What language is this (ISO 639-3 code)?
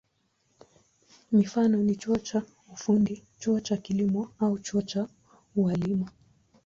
swa